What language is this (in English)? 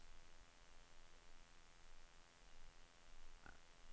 Swedish